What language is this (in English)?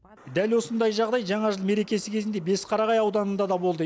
Kazakh